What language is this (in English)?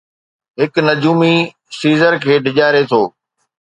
Sindhi